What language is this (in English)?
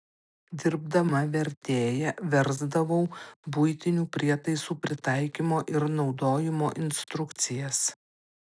Lithuanian